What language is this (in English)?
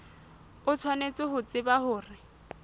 Southern Sotho